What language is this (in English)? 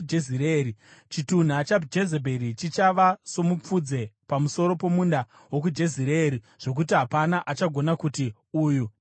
Shona